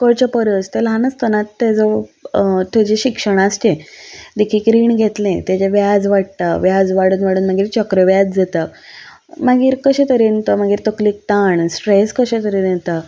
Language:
Konkani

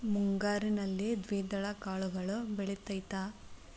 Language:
Kannada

